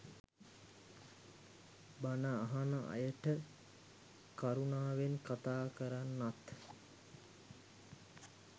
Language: Sinhala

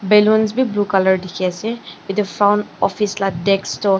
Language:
Naga Pidgin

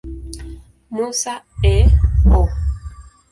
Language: Swahili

